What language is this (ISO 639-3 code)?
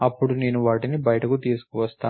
tel